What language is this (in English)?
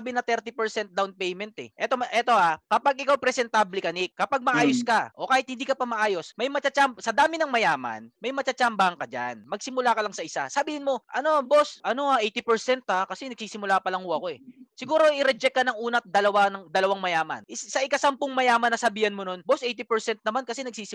Filipino